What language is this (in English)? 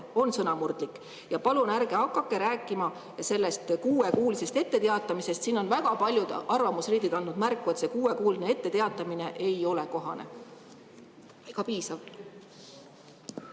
Estonian